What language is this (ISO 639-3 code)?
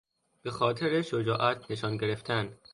fas